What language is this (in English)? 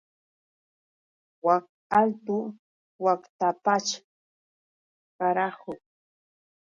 Yauyos Quechua